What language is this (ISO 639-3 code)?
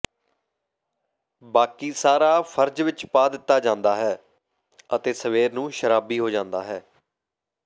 pan